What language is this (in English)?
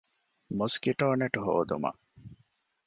Divehi